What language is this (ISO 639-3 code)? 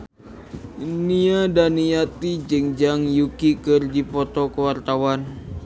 sun